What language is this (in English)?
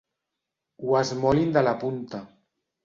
Catalan